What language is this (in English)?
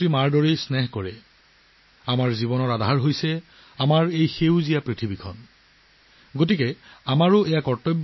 Assamese